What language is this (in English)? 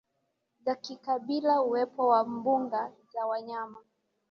Swahili